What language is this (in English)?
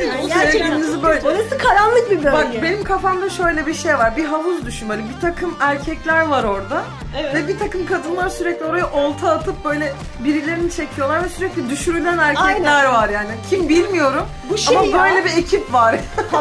Turkish